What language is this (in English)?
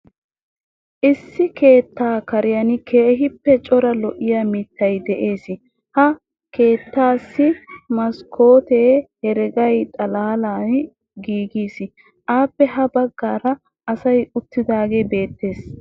Wolaytta